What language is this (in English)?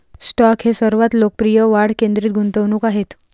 Marathi